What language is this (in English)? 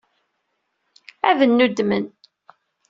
Kabyle